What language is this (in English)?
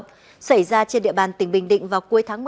Vietnamese